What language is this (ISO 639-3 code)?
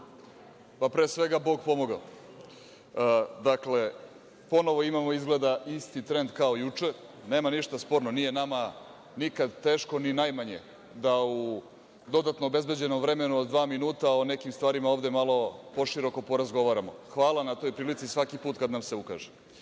srp